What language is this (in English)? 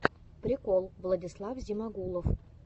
Russian